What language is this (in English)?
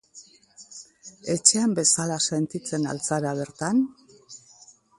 Basque